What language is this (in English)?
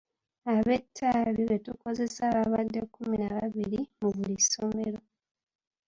Ganda